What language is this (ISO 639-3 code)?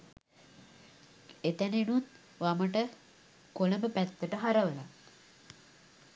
sin